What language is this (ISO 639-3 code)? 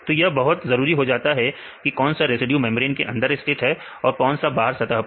hin